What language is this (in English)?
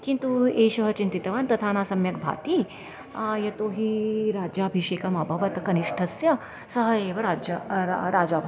Sanskrit